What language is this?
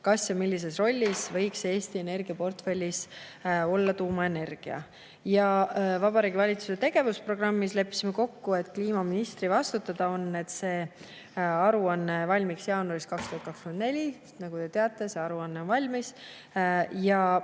Estonian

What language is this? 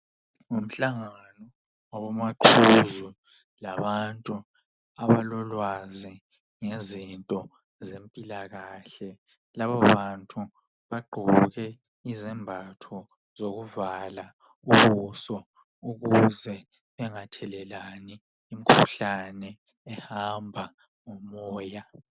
North Ndebele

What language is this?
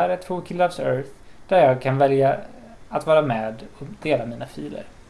Swedish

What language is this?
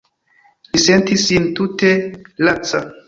Esperanto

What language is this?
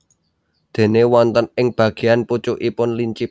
Javanese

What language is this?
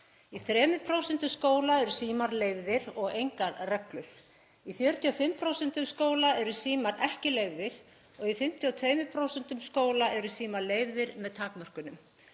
Icelandic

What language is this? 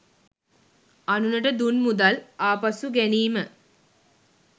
Sinhala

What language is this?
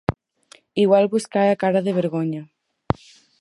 Galician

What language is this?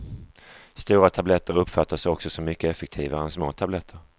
Swedish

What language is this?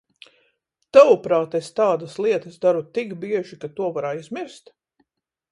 Latvian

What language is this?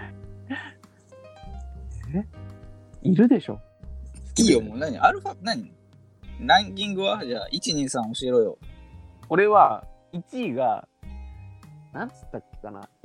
Japanese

